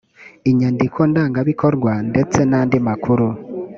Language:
Kinyarwanda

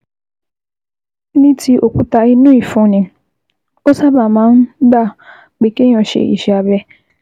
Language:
Yoruba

